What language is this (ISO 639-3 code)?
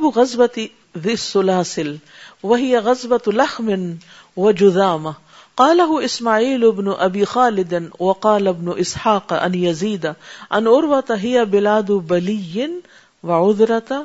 urd